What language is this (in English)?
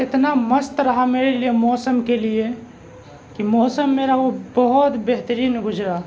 Urdu